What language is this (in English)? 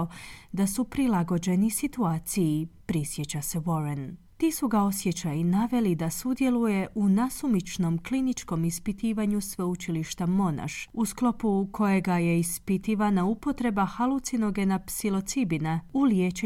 Croatian